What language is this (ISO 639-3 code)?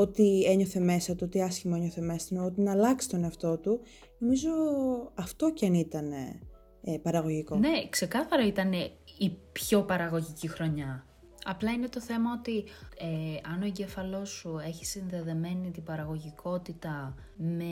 ell